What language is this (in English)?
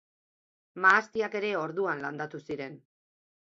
Basque